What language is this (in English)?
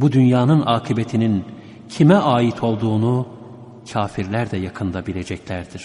Turkish